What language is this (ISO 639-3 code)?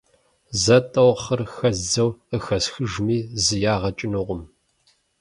kbd